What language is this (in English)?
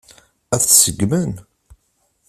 Kabyle